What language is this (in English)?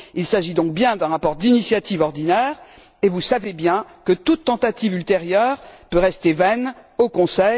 French